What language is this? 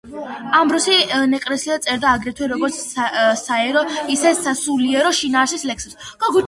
Georgian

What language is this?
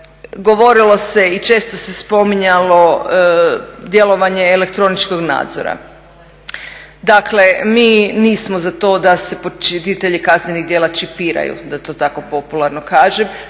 Croatian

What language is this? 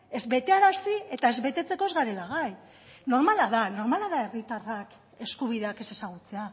Basque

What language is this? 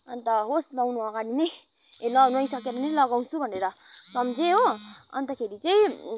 Nepali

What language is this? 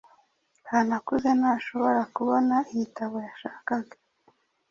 Kinyarwanda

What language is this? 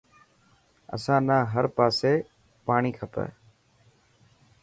Dhatki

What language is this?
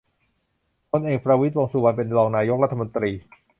Thai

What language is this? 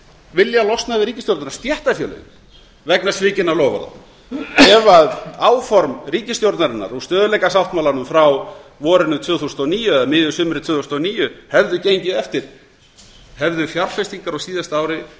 Icelandic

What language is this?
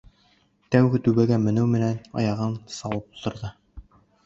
Bashkir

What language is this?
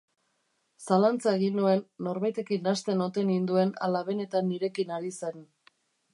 Basque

